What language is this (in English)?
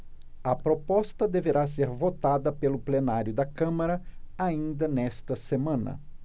Portuguese